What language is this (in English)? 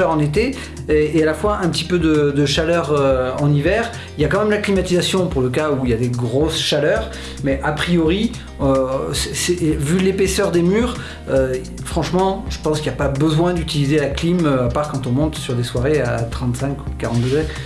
French